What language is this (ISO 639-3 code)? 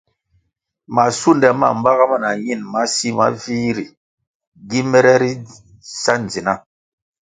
nmg